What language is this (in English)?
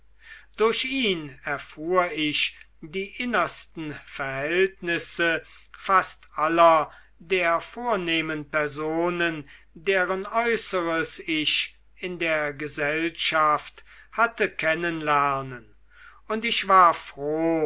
German